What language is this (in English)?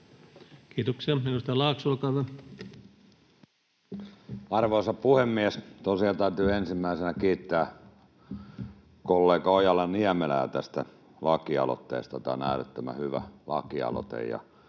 Finnish